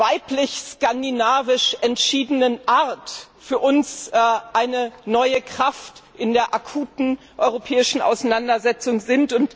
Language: German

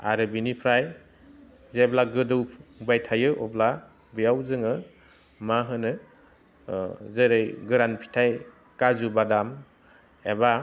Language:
Bodo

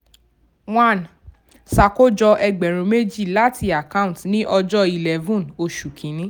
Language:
Yoruba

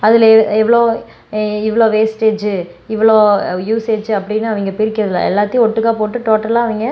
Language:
Tamil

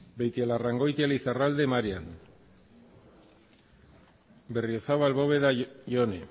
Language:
Basque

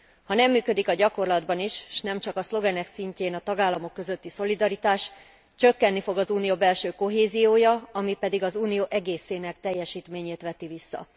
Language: Hungarian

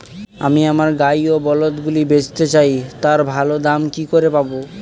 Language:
Bangla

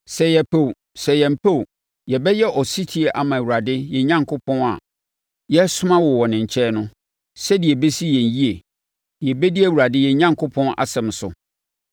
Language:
Akan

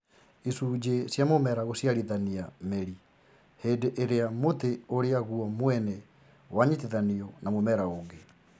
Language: Kikuyu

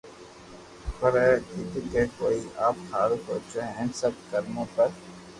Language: Loarki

